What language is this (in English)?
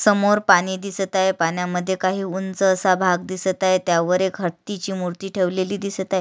Marathi